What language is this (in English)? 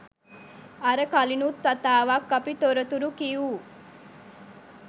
Sinhala